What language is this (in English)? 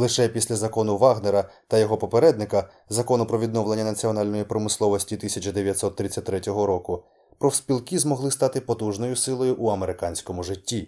Ukrainian